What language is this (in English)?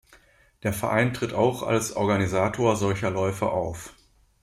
German